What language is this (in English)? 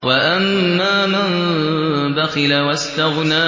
Arabic